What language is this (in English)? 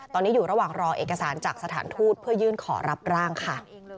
Thai